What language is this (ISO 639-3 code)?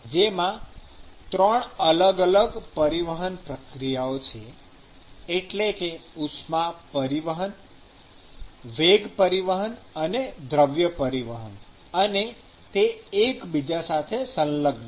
guj